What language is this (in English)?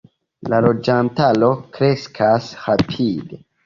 Esperanto